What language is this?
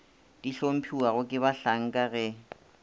Northern Sotho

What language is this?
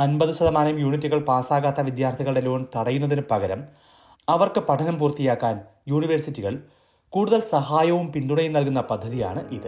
Malayalam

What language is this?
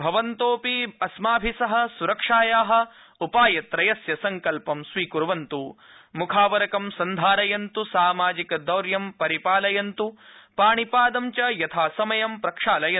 Sanskrit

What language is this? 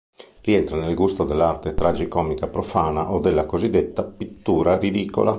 Italian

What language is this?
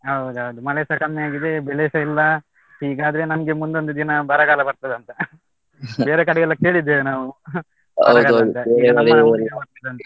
Kannada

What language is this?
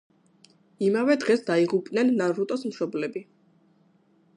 Georgian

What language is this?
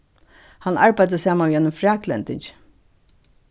Faroese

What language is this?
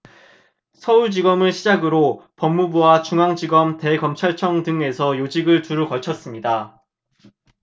Korean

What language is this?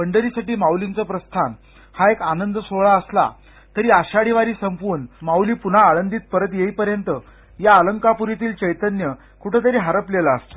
Marathi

